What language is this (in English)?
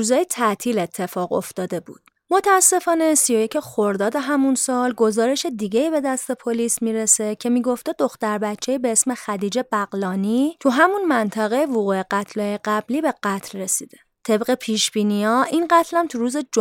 Persian